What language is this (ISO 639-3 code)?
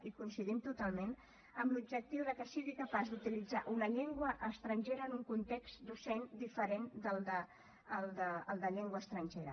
cat